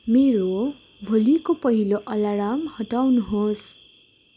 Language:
Nepali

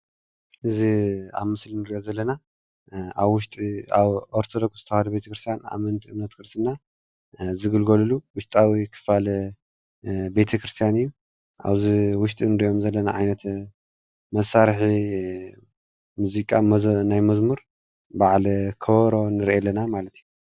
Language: Tigrinya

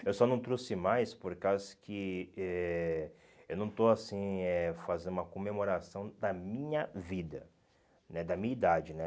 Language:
Portuguese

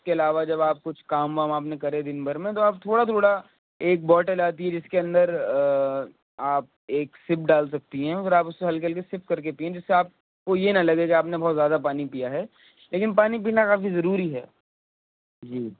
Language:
Urdu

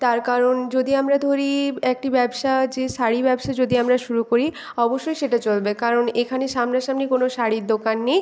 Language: Bangla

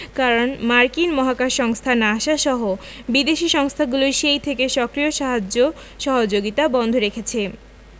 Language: Bangla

